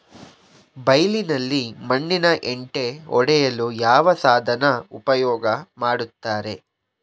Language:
Kannada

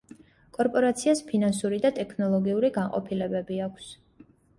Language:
Georgian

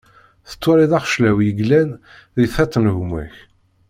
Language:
Kabyle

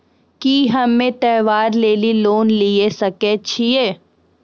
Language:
Maithili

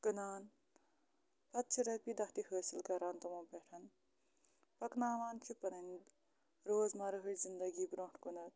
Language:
Kashmiri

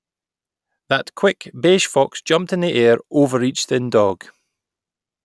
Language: English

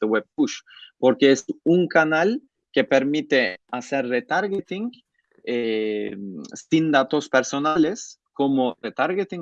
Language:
Spanish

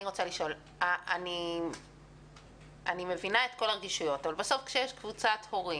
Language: Hebrew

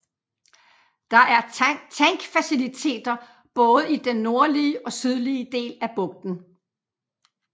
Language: Danish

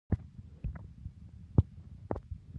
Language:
Pashto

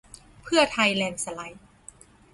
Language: Thai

